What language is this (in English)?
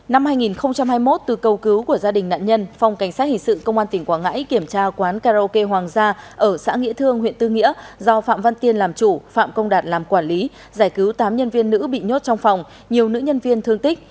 Vietnamese